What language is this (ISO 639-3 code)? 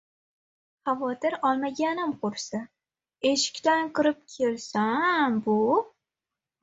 uzb